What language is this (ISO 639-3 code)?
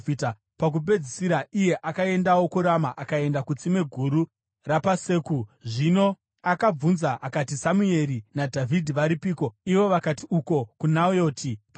sna